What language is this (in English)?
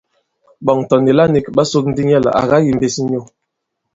Bankon